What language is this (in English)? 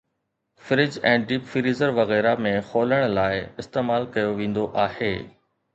Sindhi